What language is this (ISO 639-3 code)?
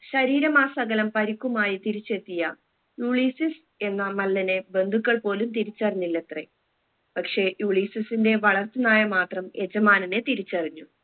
mal